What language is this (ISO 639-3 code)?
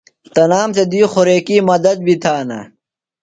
phl